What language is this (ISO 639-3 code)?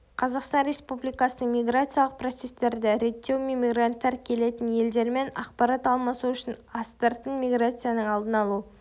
kaz